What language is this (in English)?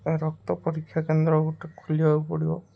Odia